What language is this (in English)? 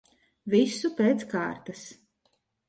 Latvian